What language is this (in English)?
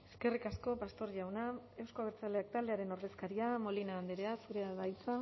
Basque